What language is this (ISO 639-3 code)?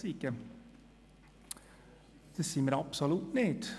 gsw